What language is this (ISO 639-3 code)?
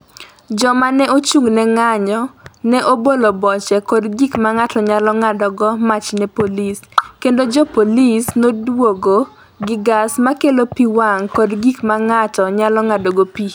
luo